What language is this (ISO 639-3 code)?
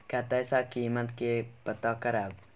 mai